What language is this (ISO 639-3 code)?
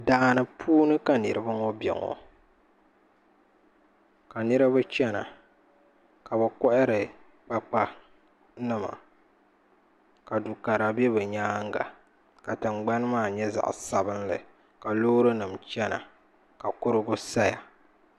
dag